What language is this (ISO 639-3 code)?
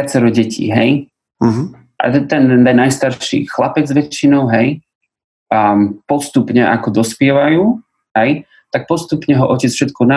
slk